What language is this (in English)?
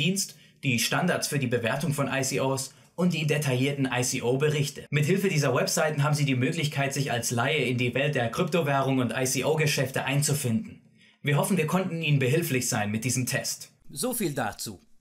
German